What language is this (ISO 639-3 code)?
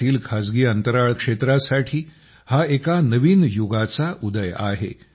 mar